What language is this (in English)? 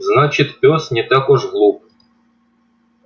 Russian